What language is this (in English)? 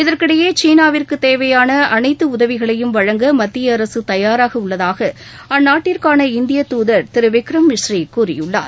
Tamil